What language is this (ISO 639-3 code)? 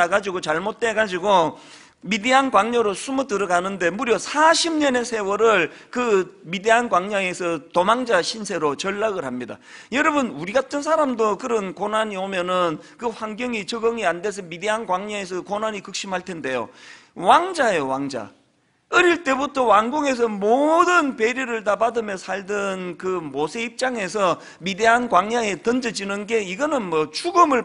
kor